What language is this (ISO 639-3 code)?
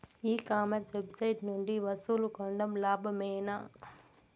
tel